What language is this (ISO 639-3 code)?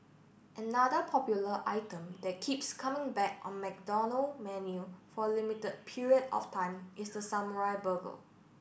eng